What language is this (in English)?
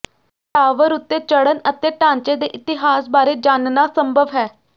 Punjabi